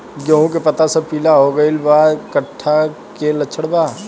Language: Bhojpuri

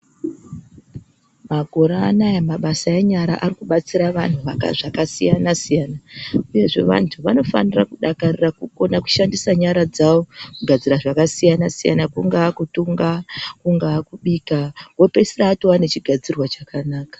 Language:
Ndau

